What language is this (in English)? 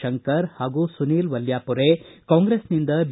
Kannada